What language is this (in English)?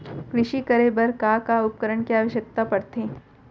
Chhattisgarhi